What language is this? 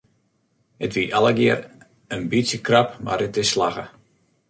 Western Frisian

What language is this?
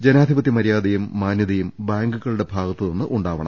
Malayalam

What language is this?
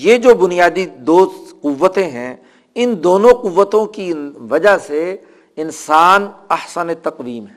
Urdu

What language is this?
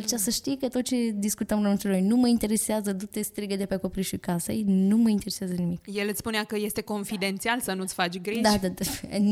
Romanian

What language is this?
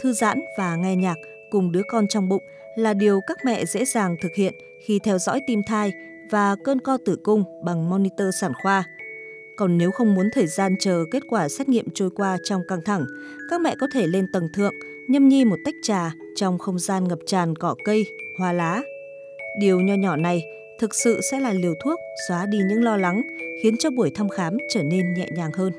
Vietnamese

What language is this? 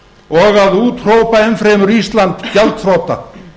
Icelandic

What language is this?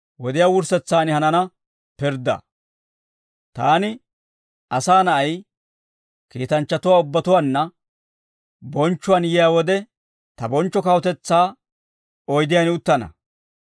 Dawro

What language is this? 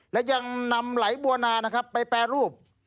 Thai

